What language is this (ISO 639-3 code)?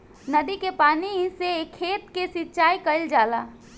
bho